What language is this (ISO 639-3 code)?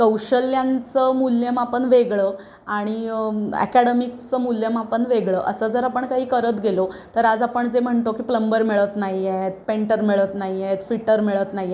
mar